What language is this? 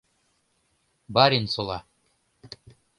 Mari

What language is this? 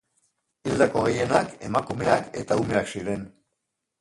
Basque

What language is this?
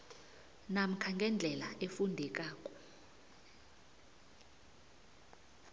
South Ndebele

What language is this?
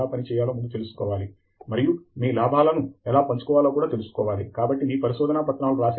Telugu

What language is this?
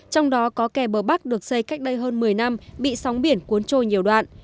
Vietnamese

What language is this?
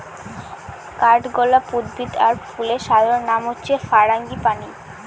Bangla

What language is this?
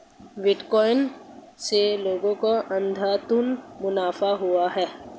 Hindi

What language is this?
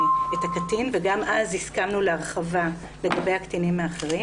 Hebrew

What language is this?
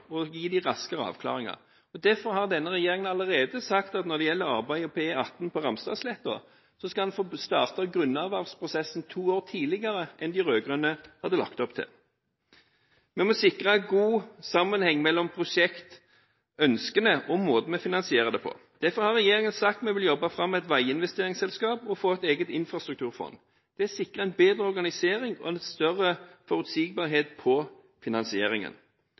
Norwegian Bokmål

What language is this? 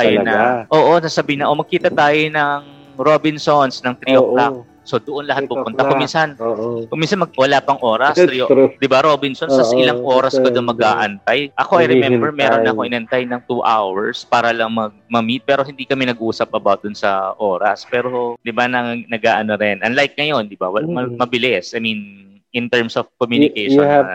Filipino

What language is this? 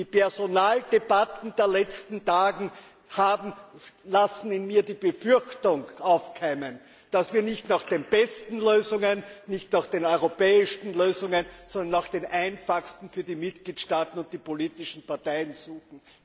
German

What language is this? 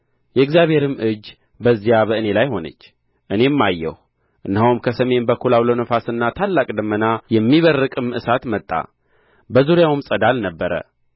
Amharic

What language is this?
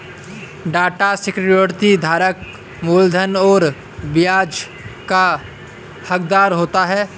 Hindi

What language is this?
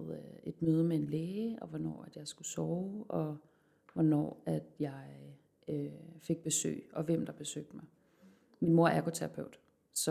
Danish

